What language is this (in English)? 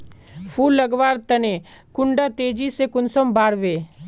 Magahi